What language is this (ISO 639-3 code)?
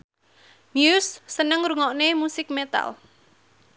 jav